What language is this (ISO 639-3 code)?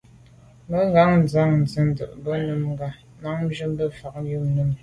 byv